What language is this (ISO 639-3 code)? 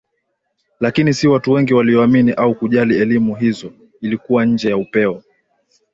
swa